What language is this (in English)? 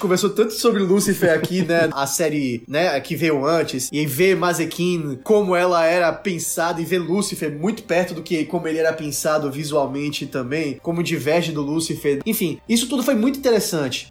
Portuguese